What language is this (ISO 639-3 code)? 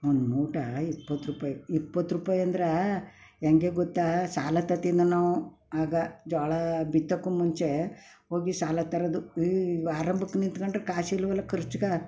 kan